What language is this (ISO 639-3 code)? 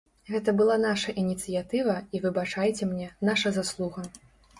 bel